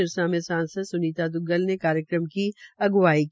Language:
Hindi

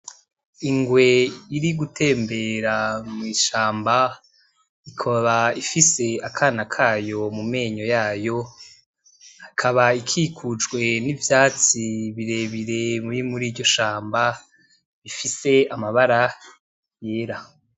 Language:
Rundi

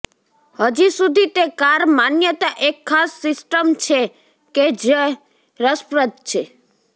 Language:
Gujarati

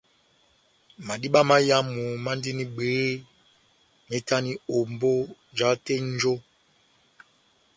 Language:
Batanga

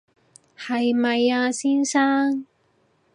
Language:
Cantonese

